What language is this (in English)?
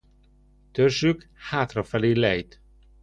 Hungarian